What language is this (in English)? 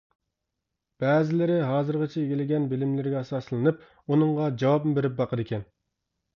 Uyghur